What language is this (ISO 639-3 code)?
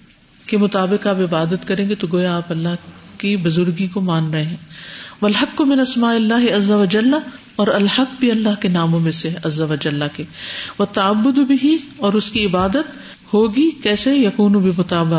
urd